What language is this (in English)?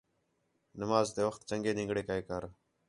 Khetrani